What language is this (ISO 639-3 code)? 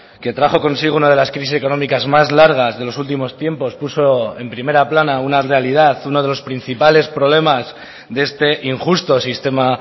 spa